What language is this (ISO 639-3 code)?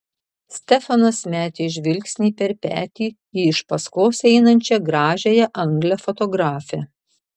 lit